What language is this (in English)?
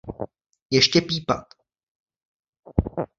Czech